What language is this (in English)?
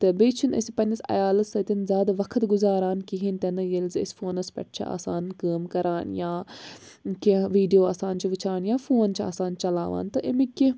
Kashmiri